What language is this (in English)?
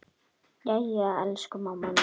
Icelandic